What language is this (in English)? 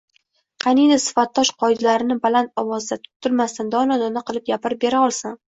Uzbek